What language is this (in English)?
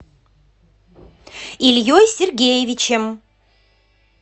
Russian